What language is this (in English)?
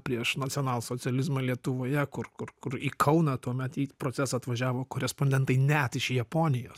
Lithuanian